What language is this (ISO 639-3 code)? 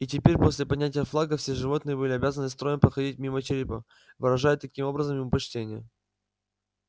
rus